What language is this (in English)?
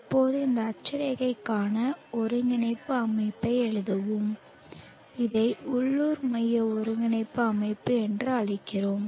Tamil